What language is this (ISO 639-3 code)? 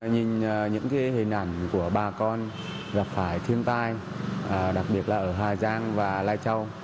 vie